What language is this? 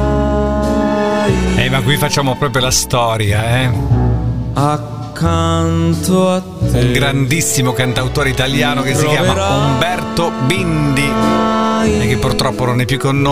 Italian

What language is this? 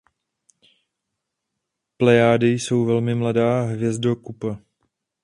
Czech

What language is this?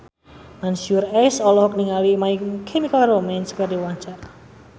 Sundanese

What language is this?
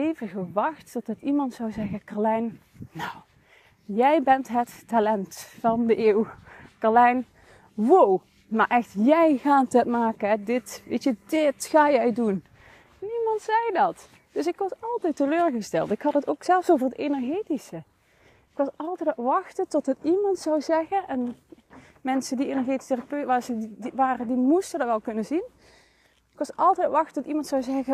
Dutch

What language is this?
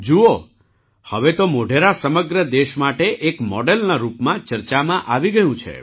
Gujarati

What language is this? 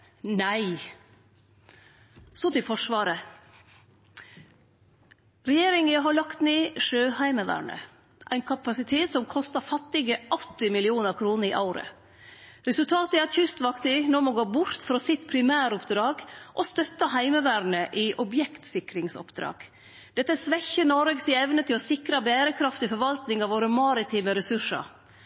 Norwegian Nynorsk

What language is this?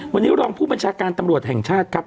Thai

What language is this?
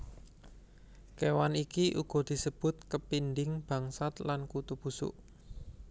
Javanese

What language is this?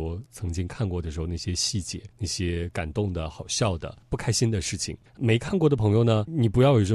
Chinese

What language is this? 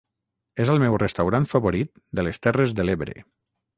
Catalan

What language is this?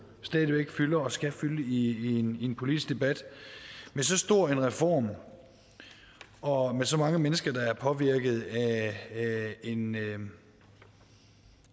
Danish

